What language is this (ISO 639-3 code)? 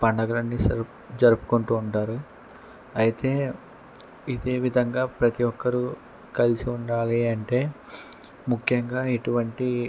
tel